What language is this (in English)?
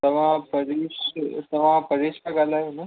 Sindhi